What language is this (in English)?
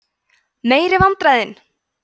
Icelandic